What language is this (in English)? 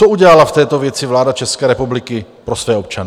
Czech